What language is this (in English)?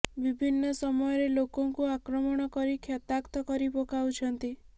Odia